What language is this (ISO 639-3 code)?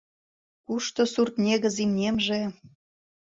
chm